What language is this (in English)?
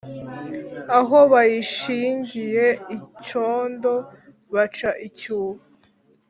Kinyarwanda